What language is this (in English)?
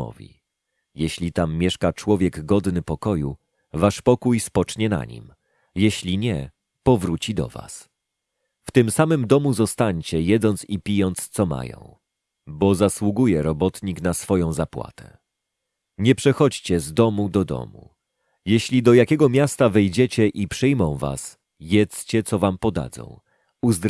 Polish